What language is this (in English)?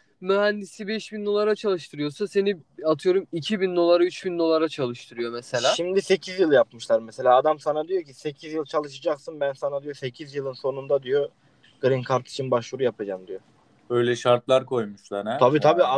Turkish